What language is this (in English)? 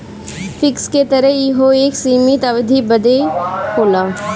Bhojpuri